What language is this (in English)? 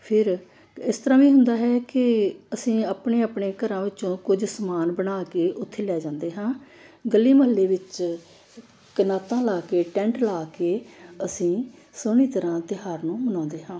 Punjabi